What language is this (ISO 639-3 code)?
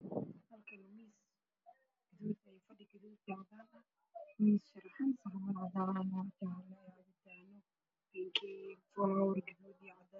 som